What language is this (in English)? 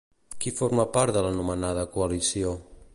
Catalan